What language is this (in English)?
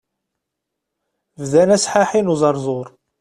Kabyle